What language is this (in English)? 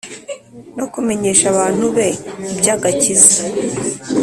Kinyarwanda